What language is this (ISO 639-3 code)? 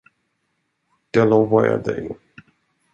swe